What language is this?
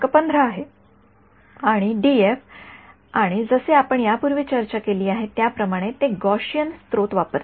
Marathi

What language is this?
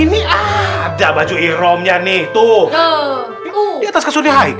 Indonesian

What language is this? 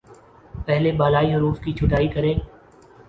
Urdu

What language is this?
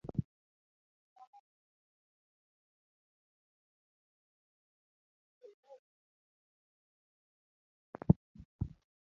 Luo (Kenya and Tanzania)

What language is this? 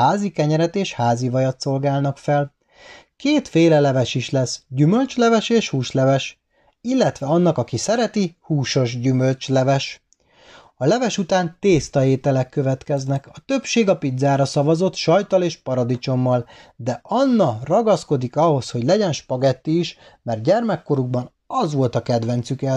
Hungarian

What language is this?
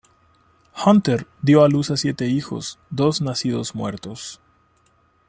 Spanish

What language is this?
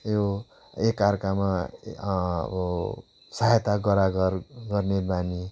Nepali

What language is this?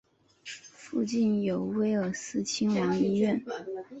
Chinese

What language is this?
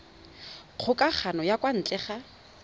Tswana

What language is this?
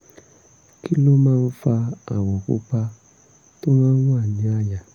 Yoruba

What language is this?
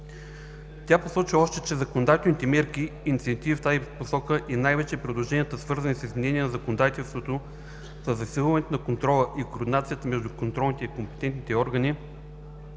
Bulgarian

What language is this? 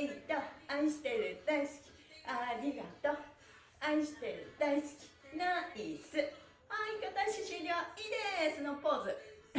Japanese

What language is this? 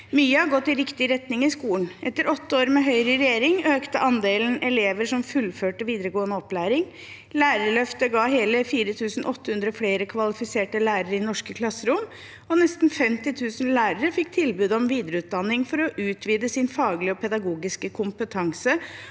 Norwegian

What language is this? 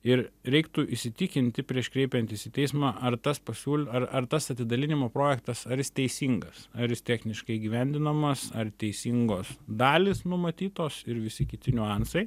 Lithuanian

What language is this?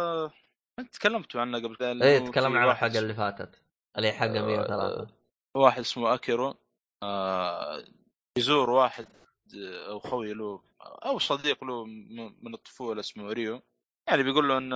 Arabic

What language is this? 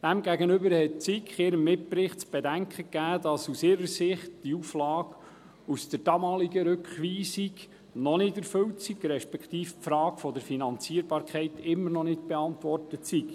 Swiss German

